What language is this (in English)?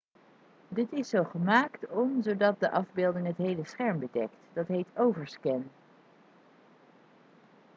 Dutch